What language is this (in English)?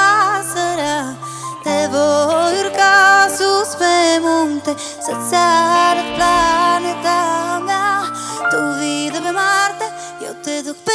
Romanian